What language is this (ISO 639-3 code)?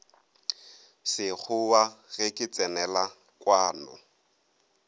nso